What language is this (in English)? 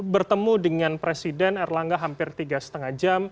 Indonesian